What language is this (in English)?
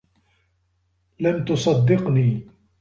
Arabic